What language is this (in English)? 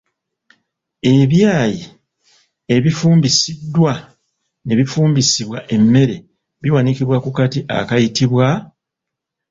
Ganda